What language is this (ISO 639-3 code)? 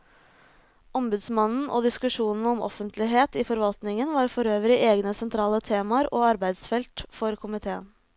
nor